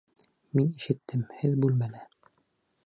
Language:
Bashkir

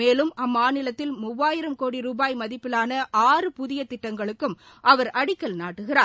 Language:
Tamil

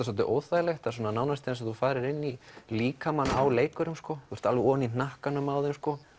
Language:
Icelandic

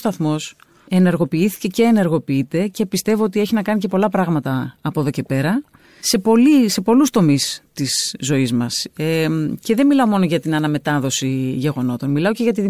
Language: Greek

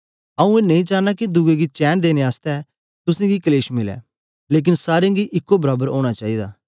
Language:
Dogri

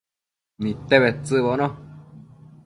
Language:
Matsés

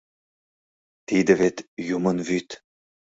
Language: Mari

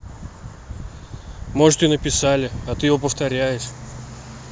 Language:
Russian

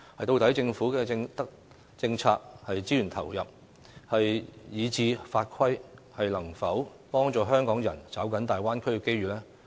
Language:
Cantonese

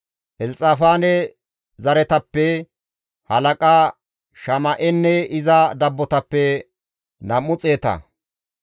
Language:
Gamo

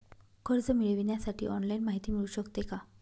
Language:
Marathi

